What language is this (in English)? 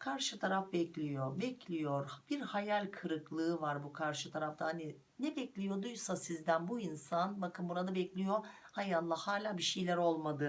Turkish